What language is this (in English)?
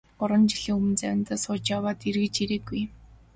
Mongolian